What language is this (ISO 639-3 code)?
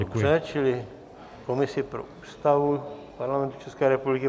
ces